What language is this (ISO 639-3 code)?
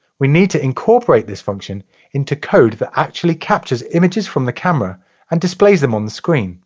eng